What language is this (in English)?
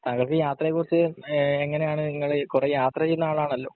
Malayalam